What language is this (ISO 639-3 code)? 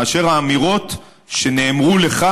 heb